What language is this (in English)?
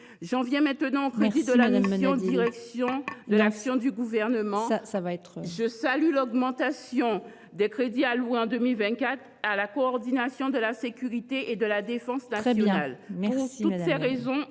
French